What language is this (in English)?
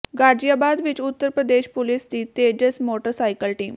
Punjabi